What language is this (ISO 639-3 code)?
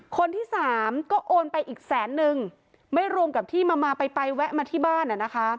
tha